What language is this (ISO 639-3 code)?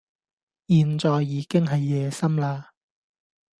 yue